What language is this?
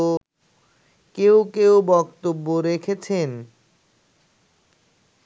Bangla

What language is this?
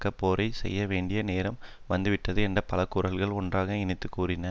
Tamil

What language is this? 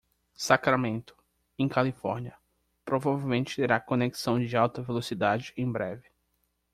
Portuguese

